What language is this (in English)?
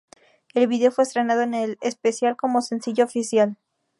Spanish